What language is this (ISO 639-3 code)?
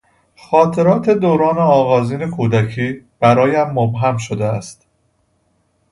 fas